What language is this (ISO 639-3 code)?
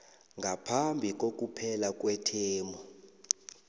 nbl